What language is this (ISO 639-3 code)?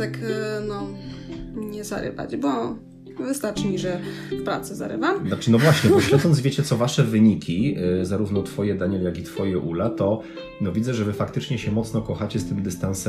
pol